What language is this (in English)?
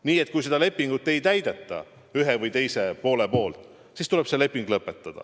Estonian